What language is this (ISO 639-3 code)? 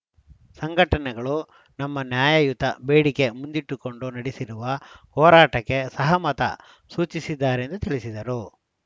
kan